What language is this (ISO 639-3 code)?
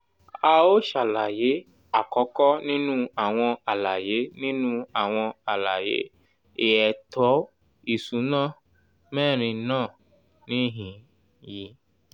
yor